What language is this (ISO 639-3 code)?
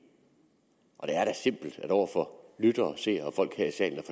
dan